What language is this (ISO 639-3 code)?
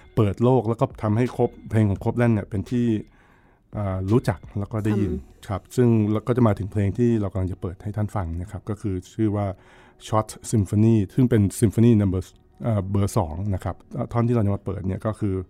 tha